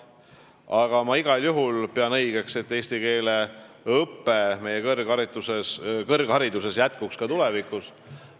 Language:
Estonian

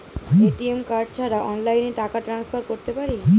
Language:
Bangla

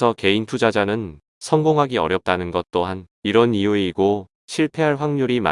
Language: Korean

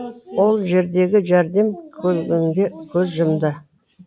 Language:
Kazakh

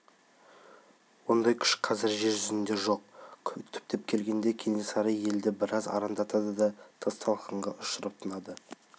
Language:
Kazakh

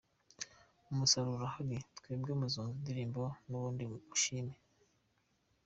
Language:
Kinyarwanda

